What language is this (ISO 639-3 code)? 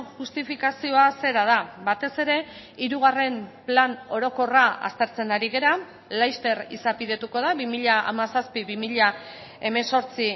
eus